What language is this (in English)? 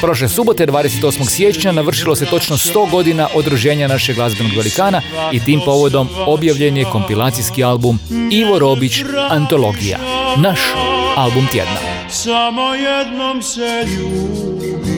Croatian